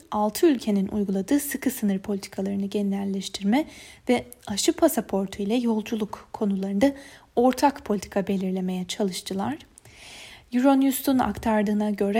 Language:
Turkish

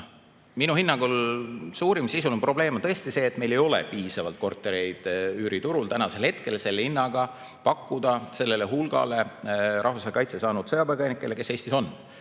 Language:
Estonian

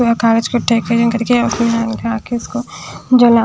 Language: Hindi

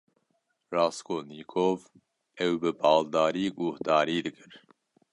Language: Kurdish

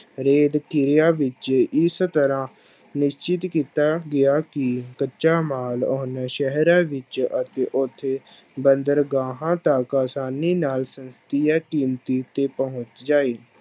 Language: Punjabi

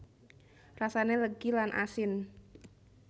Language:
Javanese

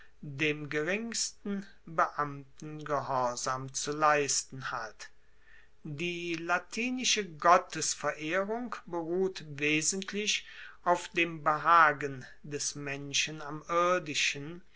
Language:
German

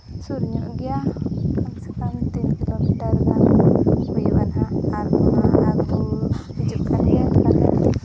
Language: Santali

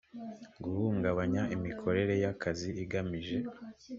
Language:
Kinyarwanda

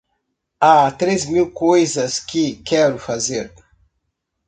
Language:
Portuguese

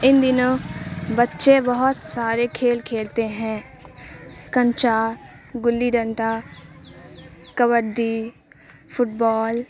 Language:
Urdu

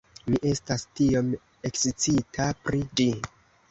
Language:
Esperanto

